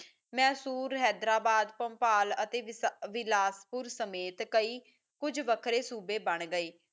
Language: Punjabi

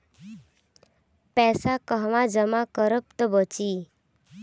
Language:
Bhojpuri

